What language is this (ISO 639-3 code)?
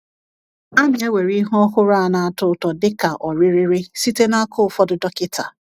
ibo